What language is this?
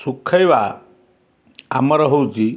Odia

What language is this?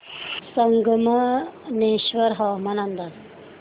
Marathi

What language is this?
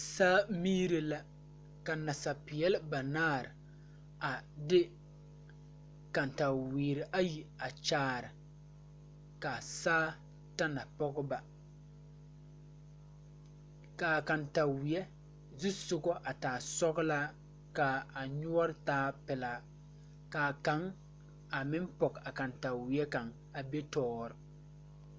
Southern Dagaare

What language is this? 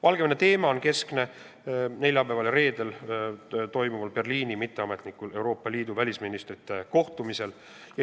Estonian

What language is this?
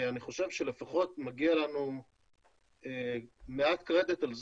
Hebrew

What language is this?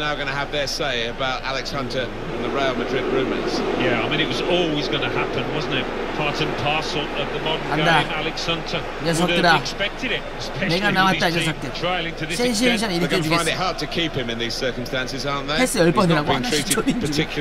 Korean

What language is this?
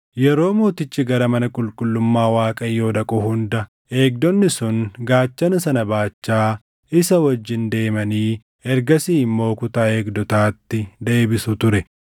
Oromo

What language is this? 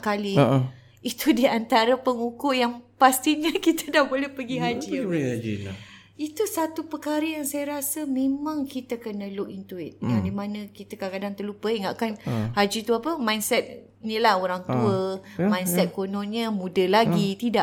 Malay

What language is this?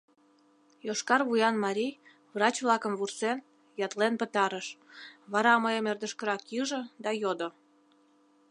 Mari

